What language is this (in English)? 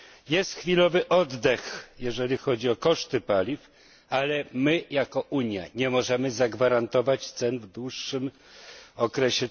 Polish